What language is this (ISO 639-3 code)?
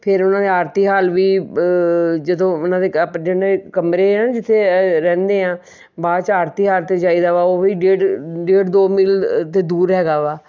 pan